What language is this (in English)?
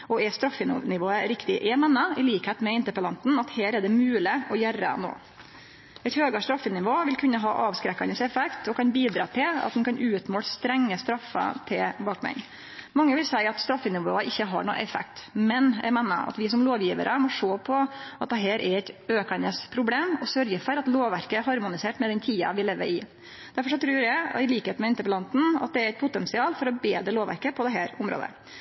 Norwegian Nynorsk